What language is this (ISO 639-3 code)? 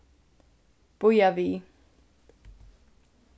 fao